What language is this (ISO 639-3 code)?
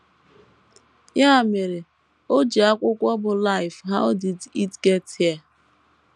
ibo